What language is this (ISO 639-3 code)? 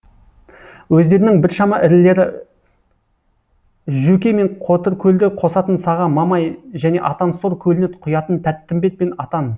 kaz